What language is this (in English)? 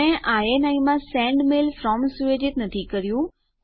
Gujarati